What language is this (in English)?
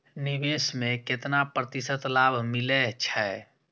Maithili